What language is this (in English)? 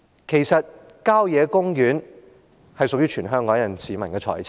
Cantonese